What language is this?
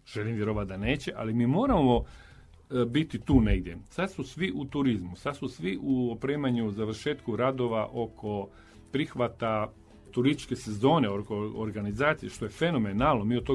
Croatian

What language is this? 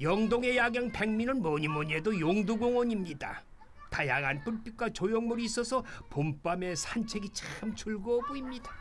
Korean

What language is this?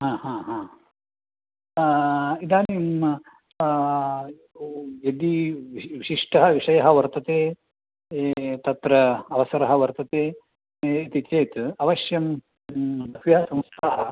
Sanskrit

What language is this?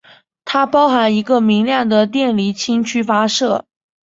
Chinese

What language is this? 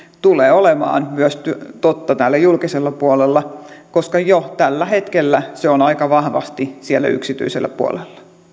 Finnish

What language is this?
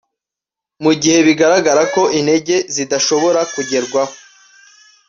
Kinyarwanda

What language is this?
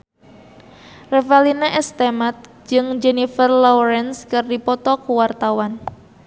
Sundanese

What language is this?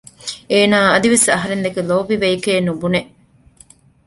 Divehi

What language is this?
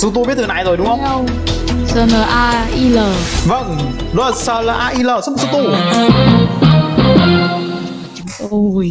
Vietnamese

